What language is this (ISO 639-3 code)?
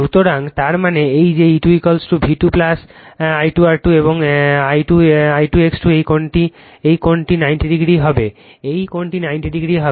ben